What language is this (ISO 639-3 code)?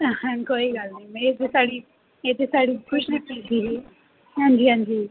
doi